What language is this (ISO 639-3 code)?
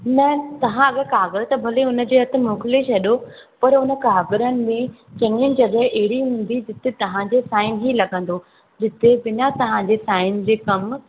snd